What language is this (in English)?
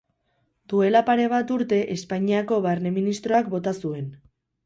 Basque